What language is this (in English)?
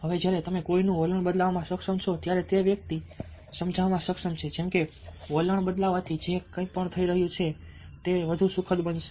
Gujarati